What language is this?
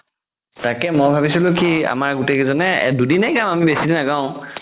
Assamese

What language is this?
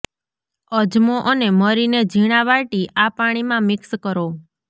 Gujarati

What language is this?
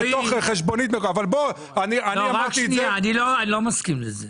Hebrew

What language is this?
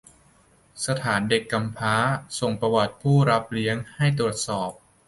Thai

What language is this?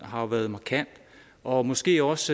Danish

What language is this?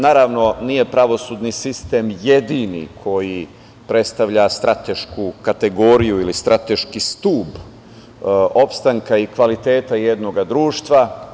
Serbian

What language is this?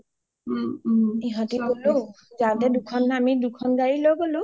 Assamese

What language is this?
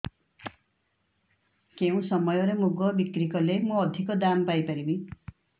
Odia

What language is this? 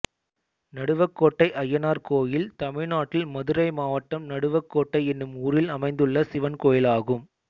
Tamil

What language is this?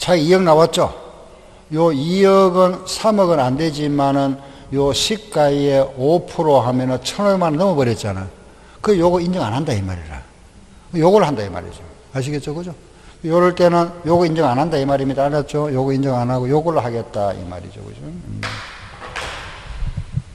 Korean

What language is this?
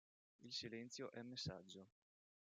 Italian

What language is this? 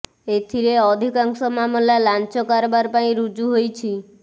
Odia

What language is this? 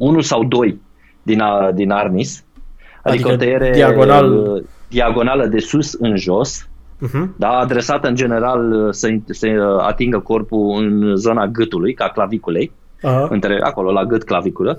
Romanian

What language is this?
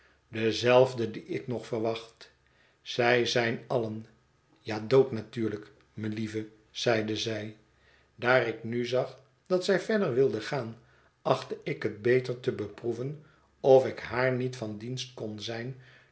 Dutch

